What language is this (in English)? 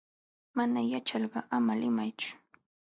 Jauja Wanca Quechua